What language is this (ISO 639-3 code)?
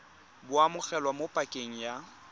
tsn